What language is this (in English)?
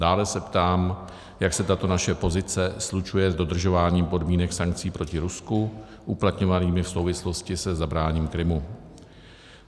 Czech